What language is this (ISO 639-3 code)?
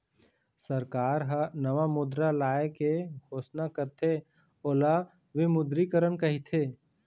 hne